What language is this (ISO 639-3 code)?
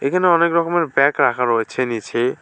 ben